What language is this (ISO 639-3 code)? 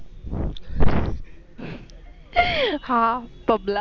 mar